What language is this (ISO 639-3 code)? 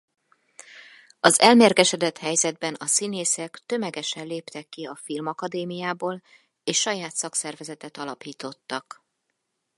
hun